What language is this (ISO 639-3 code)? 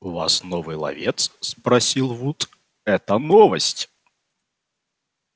rus